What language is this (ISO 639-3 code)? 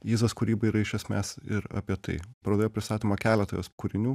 lit